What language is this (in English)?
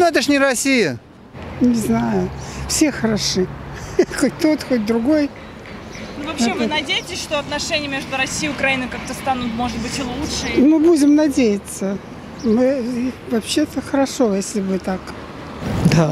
Russian